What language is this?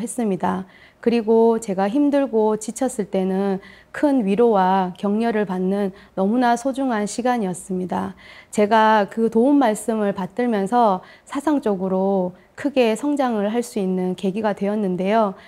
Korean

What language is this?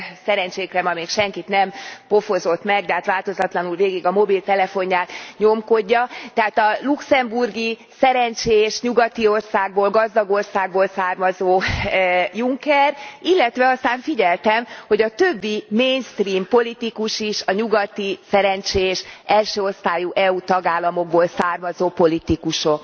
Hungarian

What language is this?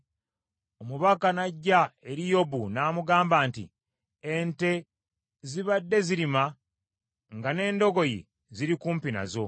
Ganda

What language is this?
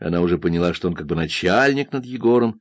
Russian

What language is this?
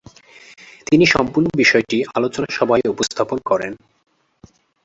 Bangla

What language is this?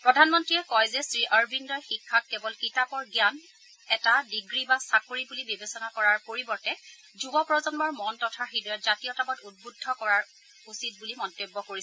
Assamese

